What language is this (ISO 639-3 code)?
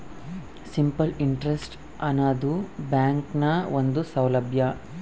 kan